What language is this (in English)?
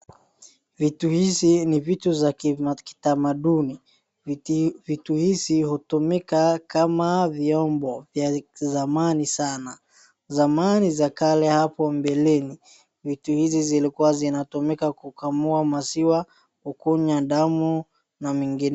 Swahili